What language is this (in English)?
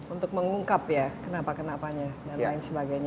Indonesian